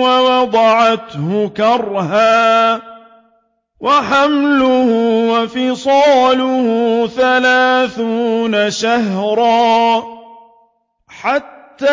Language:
Arabic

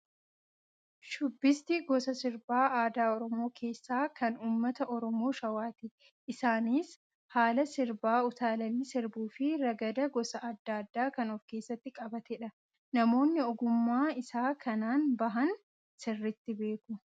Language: Oromo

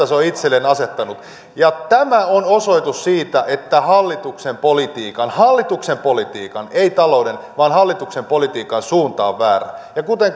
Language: Finnish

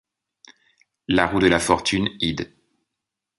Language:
French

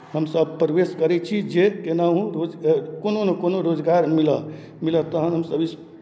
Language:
Maithili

